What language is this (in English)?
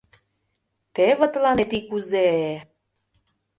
Mari